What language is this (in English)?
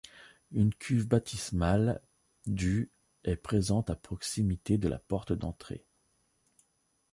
French